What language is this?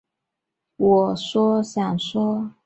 Chinese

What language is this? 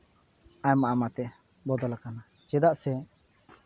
Santali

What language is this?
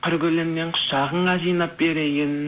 Kazakh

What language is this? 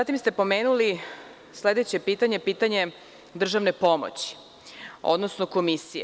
Serbian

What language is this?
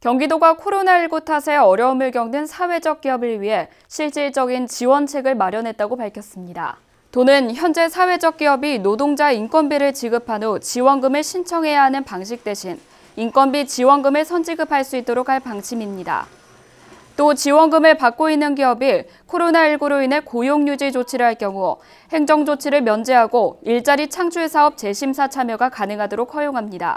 Korean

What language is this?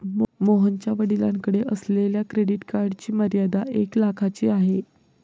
Marathi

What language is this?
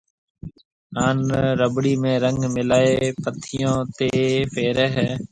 Marwari (Pakistan)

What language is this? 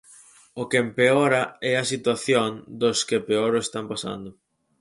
Galician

